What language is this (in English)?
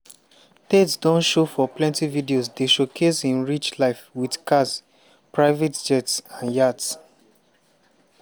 Nigerian Pidgin